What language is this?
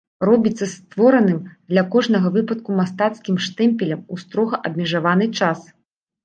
Belarusian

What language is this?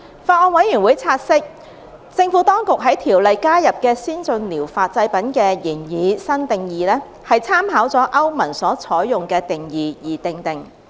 Cantonese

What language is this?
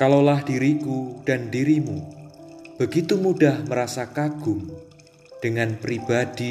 Indonesian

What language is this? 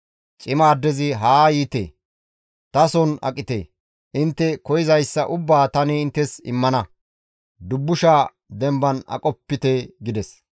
Gamo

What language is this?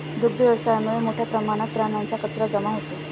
Marathi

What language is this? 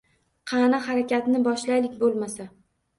Uzbek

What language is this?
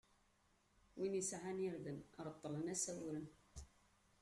Kabyle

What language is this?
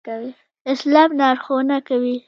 Pashto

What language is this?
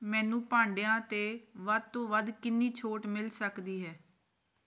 Punjabi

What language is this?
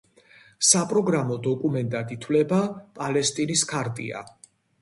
Georgian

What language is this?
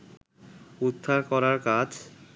Bangla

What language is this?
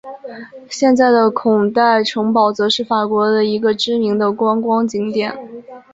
Chinese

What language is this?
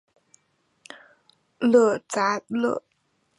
Chinese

